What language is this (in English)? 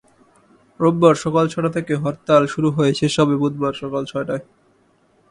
Bangla